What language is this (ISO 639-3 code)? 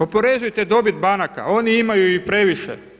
hrv